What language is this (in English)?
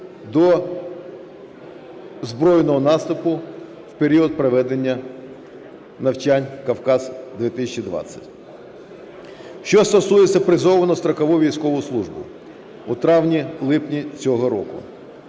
Ukrainian